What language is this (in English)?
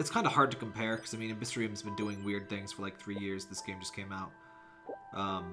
English